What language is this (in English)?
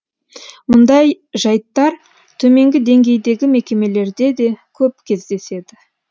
Kazakh